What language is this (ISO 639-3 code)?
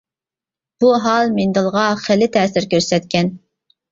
uig